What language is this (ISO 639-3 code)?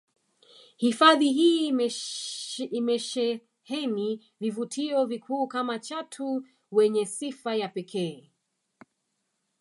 swa